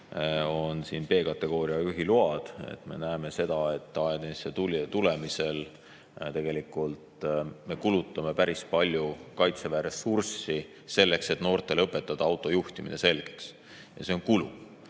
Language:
Estonian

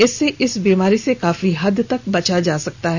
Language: Hindi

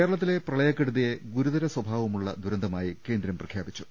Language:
Malayalam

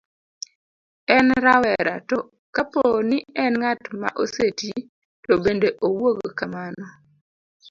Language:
Luo (Kenya and Tanzania)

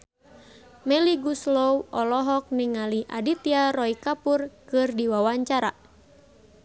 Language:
Sundanese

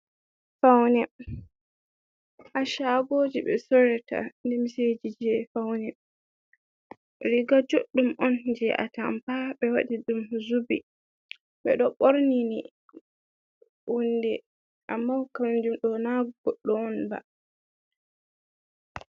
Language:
Fula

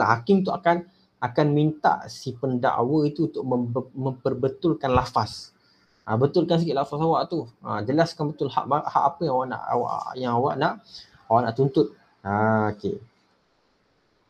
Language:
Malay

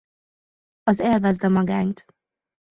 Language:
Hungarian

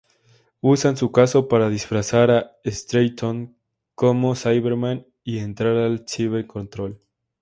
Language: Spanish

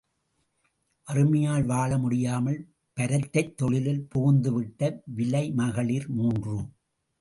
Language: Tamil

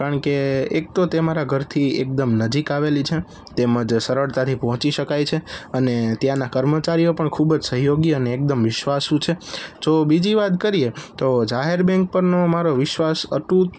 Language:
Gujarati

